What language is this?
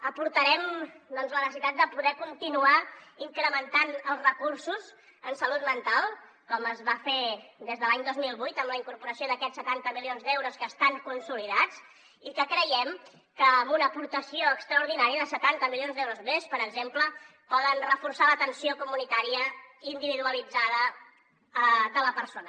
Catalan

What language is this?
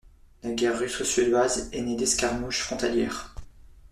French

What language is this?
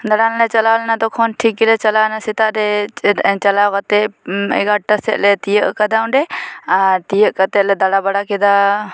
Santali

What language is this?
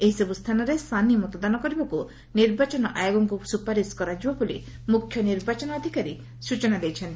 Odia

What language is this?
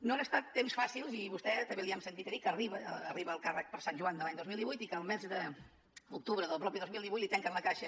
Catalan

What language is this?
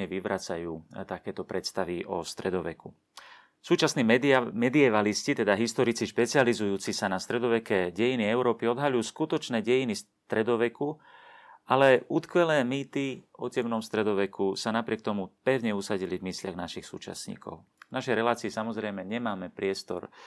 Slovak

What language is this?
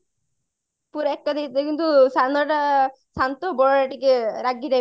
Odia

